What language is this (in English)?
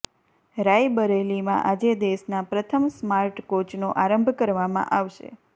Gujarati